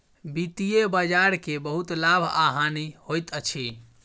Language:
Maithili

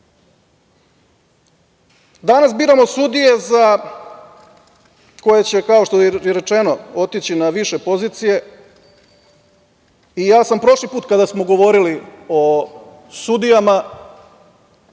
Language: Serbian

